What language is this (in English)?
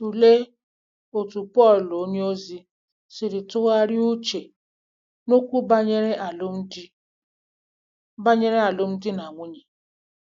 Igbo